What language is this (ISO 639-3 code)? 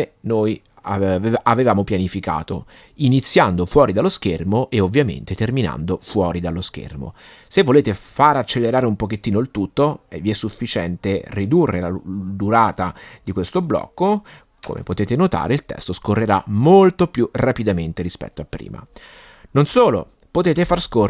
ita